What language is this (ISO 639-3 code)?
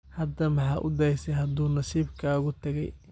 som